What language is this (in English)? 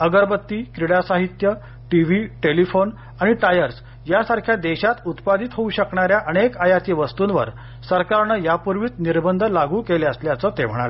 Marathi